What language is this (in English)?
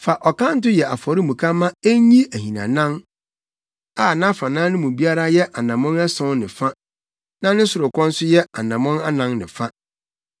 Akan